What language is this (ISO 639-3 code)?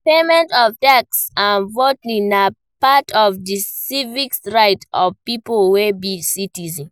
pcm